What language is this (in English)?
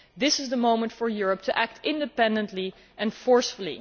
English